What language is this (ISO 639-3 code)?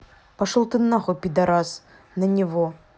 rus